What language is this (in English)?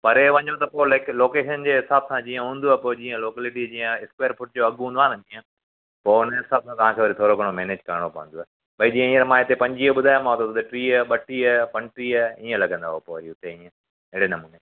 Sindhi